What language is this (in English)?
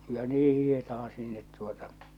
Finnish